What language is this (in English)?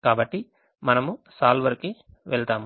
Telugu